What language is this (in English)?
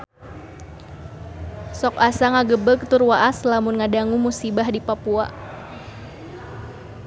Sundanese